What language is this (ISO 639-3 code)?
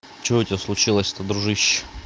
rus